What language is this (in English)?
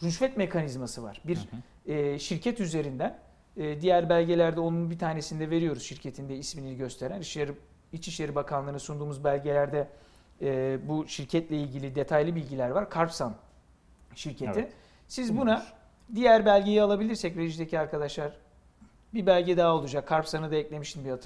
Turkish